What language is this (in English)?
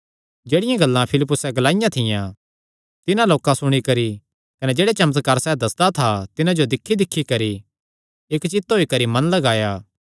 Kangri